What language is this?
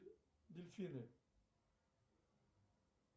Russian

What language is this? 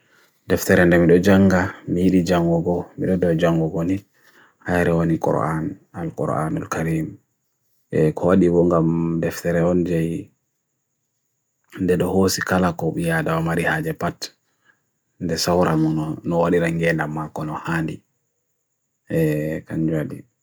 Bagirmi Fulfulde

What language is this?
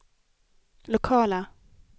Swedish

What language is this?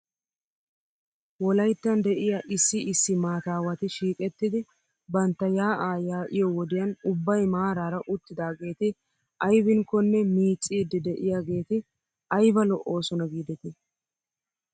Wolaytta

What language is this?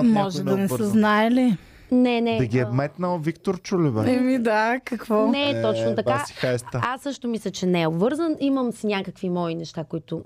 Bulgarian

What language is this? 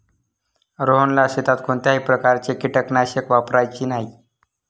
Marathi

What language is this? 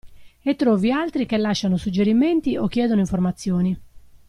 Italian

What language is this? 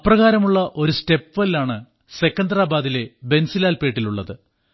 Malayalam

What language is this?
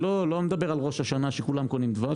Hebrew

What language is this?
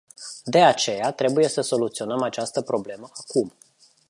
Romanian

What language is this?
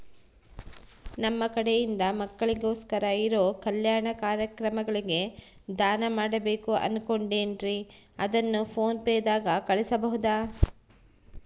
Kannada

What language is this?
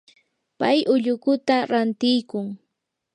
Yanahuanca Pasco Quechua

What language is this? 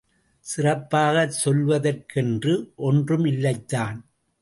Tamil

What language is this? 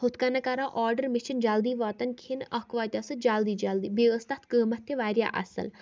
Kashmiri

